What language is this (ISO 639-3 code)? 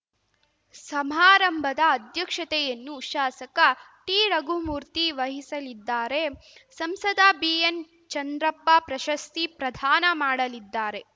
kan